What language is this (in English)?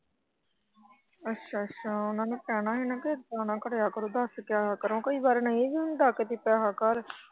Punjabi